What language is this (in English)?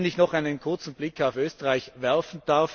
German